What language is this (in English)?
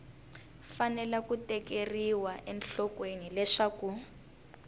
Tsonga